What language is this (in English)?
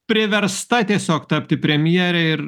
Lithuanian